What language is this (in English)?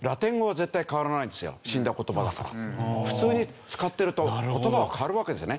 Japanese